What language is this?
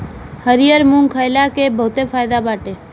Bhojpuri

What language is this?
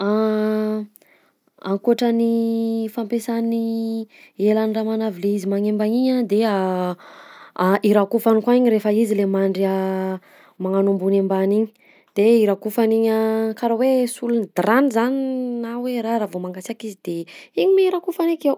Southern Betsimisaraka Malagasy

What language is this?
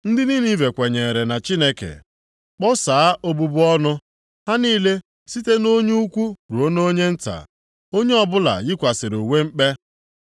Igbo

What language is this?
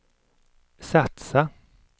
Swedish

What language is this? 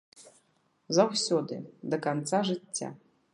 Belarusian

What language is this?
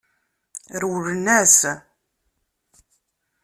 Kabyle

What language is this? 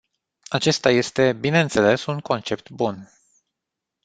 Romanian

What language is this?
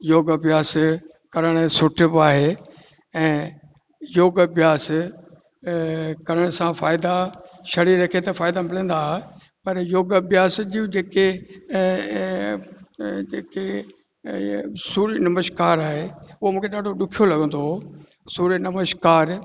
Sindhi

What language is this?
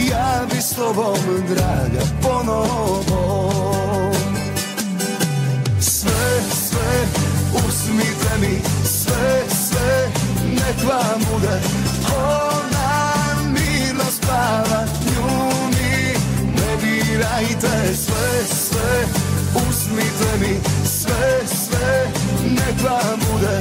Croatian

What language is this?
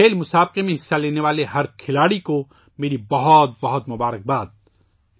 Urdu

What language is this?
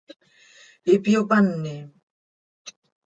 Seri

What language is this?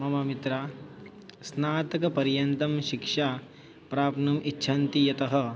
Sanskrit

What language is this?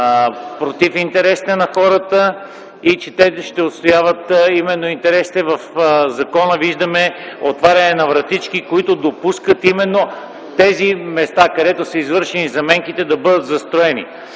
Bulgarian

